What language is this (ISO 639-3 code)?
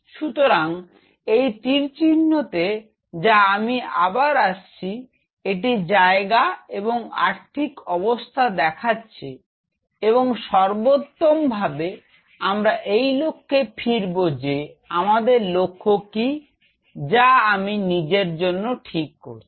ben